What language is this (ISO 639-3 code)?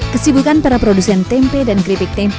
ind